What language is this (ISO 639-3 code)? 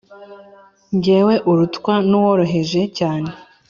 kin